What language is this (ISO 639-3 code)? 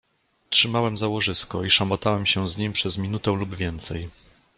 pol